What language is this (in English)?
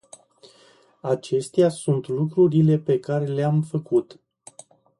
Romanian